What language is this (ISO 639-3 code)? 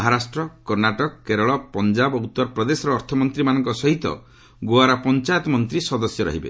ori